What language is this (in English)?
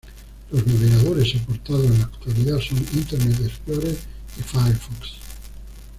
Spanish